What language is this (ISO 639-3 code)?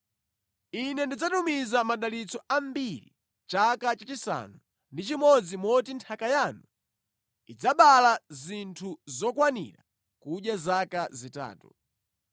nya